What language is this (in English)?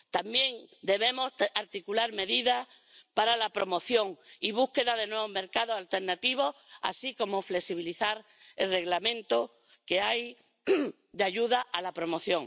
Spanish